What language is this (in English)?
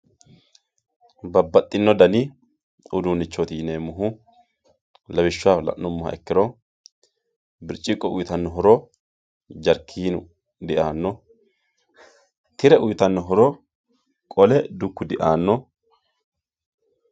Sidamo